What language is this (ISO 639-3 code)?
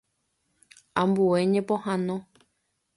grn